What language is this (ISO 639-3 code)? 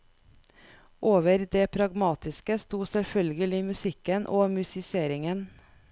nor